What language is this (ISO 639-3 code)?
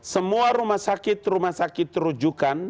ind